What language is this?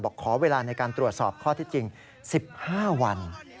Thai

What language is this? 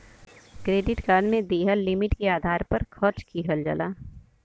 Bhojpuri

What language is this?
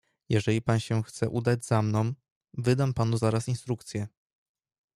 Polish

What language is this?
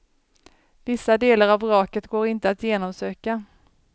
Swedish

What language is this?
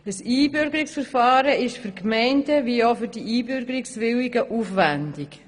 Swiss German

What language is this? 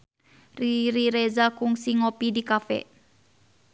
Sundanese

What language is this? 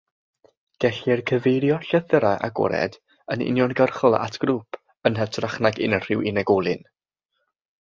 Welsh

